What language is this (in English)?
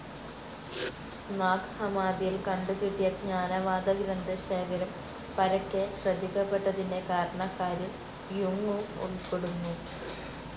Malayalam